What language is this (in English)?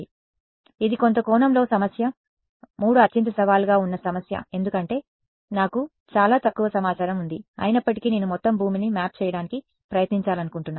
Telugu